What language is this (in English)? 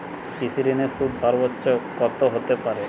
Bangla